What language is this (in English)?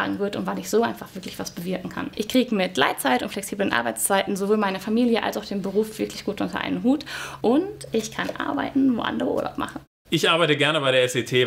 German